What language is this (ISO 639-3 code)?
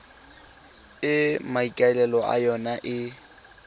tsn